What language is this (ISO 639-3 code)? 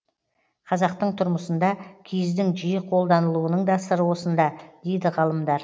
kaz